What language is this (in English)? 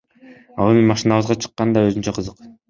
Kyrgyz